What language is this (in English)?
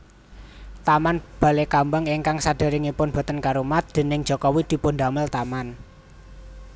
Javanese